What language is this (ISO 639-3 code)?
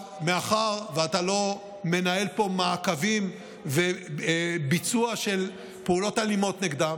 heb